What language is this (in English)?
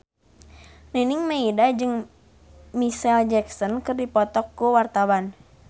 Sundanese